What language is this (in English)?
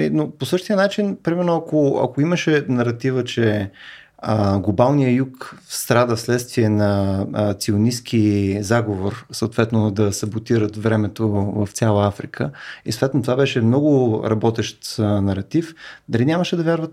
Bulgarian